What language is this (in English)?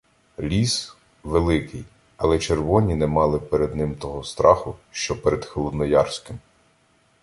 Ukrainian